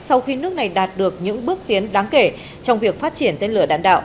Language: Vietnamese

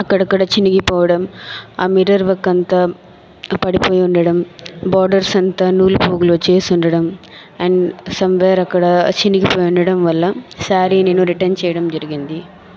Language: Telugu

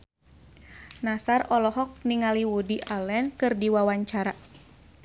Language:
Sundanese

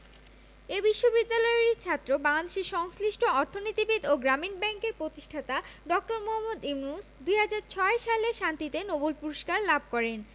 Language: Bangla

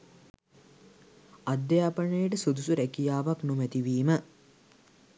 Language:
Sinhala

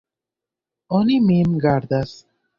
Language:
Esperanto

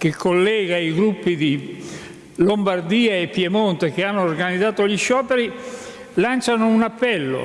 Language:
Italian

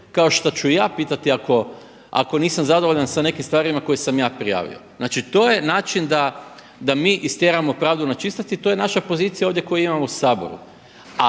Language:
Croatian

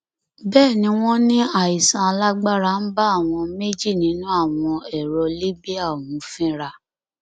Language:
Yoruba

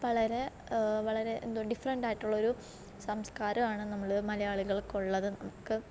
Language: Malayalam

